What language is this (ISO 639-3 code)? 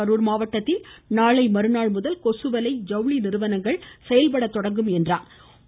tam